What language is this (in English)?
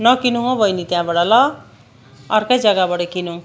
Nepali